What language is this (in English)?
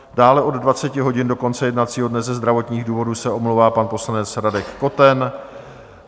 Czech